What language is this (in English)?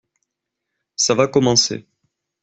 French